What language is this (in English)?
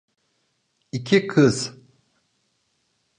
Turkish